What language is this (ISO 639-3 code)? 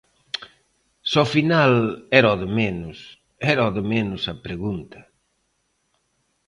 glg